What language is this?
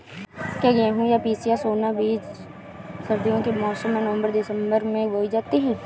Hindi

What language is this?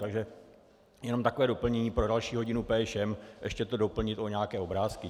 Czech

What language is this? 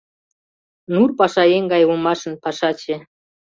Mari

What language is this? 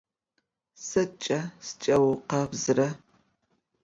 Adyghe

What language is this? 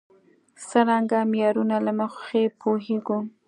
Pashto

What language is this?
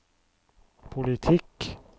Norwegian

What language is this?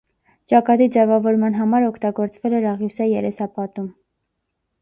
Armenian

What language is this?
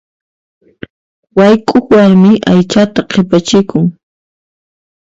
Puno Quechua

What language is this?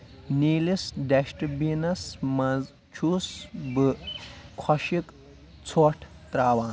Kashmiri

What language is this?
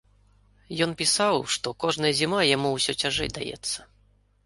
Belarusian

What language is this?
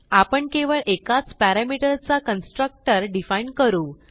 Marathi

